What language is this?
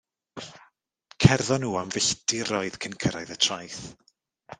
Welsh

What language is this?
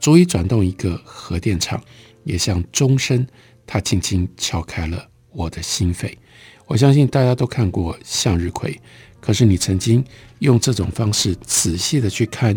Chinese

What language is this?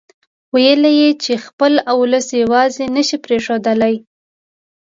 Pashto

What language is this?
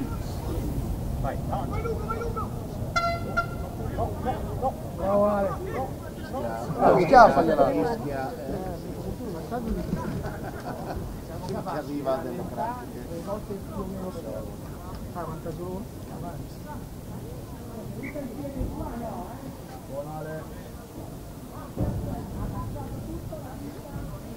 Italian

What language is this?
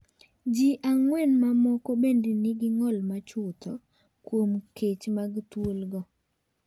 Luo (Kenya and Tanzania)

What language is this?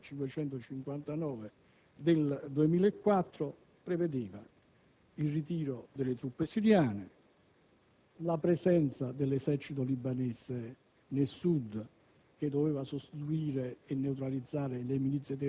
Italian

